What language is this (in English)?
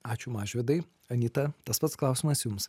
Lithuanian